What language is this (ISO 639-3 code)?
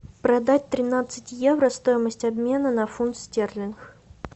rus